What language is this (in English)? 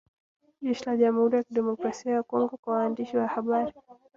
Swahili